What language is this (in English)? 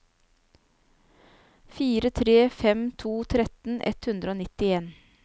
Norwegian